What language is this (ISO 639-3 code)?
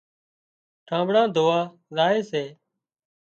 kxp